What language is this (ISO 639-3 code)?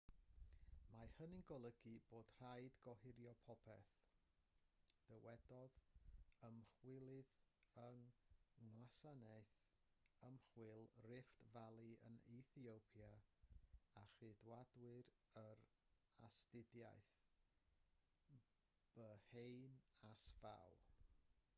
cym